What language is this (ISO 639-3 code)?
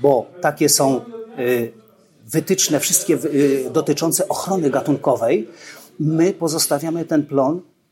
pol